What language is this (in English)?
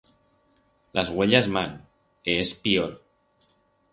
Aragonese